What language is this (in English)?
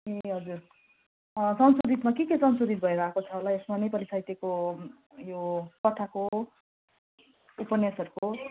Nepali